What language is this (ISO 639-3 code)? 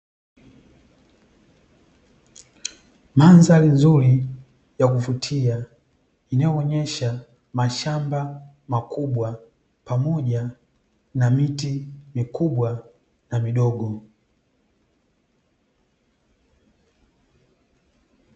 swa